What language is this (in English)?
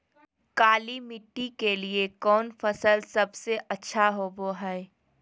Magahi